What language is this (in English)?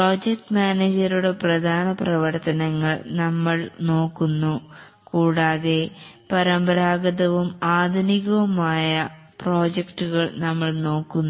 Malayalam